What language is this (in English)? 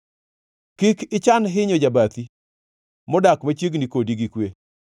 Luo (Kenya and Tanzania)